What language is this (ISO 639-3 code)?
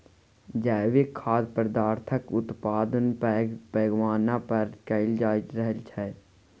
mai